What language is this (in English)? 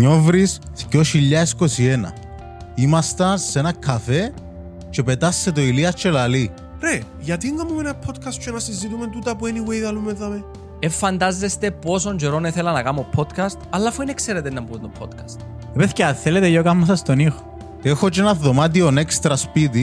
Greek